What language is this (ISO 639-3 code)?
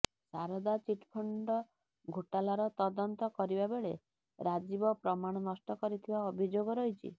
ori